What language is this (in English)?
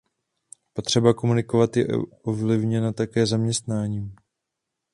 Czech